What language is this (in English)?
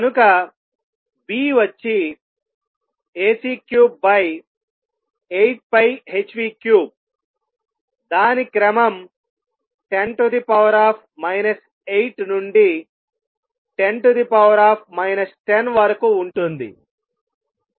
Telugu